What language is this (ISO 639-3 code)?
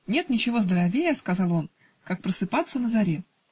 rus